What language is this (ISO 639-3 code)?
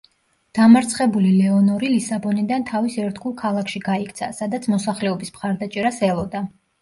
kat